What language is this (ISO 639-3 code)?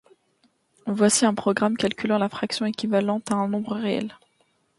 fra